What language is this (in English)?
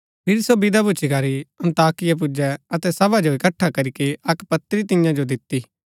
Gaddi